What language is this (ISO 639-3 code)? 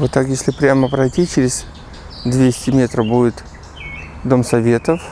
rus